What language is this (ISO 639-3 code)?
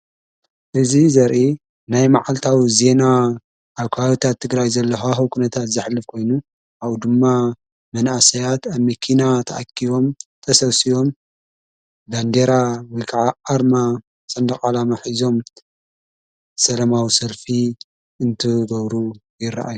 tir